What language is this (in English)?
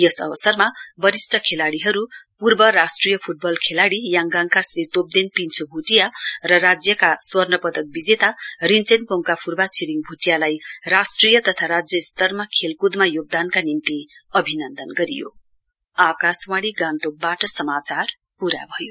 Nepali